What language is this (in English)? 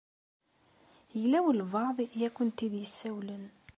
Kabyle